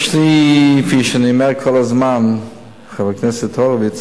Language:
Hebrew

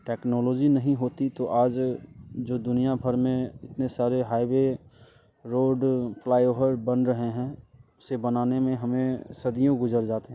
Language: Hindi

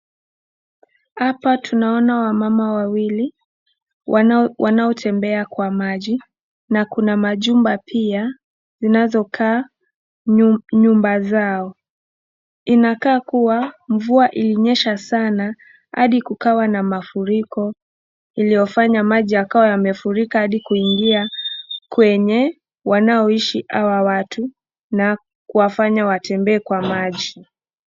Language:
Swahili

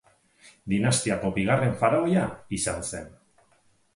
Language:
Basque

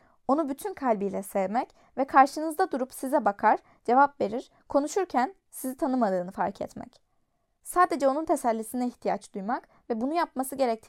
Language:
Turkish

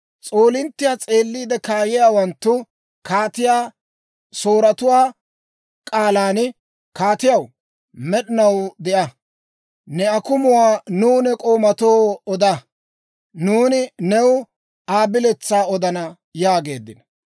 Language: Dawro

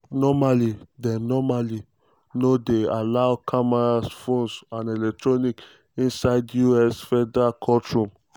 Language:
Nigerian Pidgin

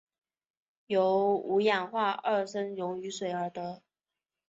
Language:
Chinese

